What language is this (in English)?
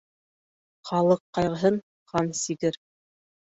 Bashkir